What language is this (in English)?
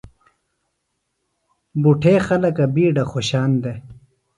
Phalura